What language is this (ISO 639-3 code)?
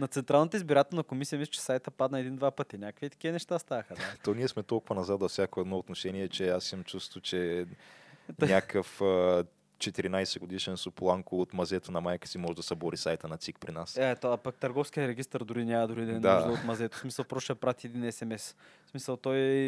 bul